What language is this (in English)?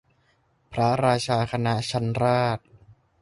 Thai